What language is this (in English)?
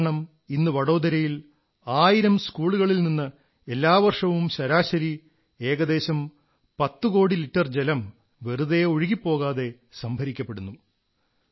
Malayalam